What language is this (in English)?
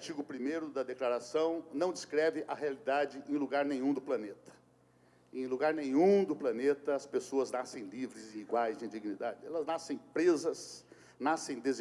Portuguese